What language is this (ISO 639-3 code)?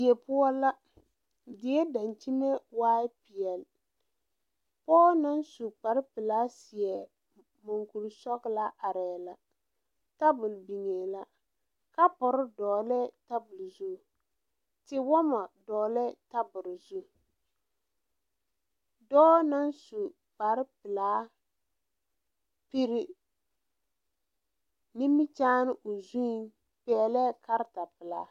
dga